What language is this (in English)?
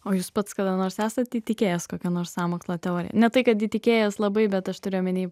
Lithuanian